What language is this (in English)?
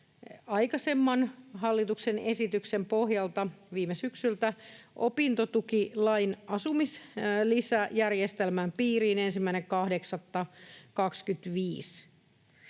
Finnish